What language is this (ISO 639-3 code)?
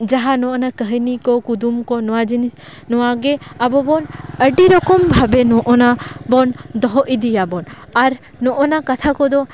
sat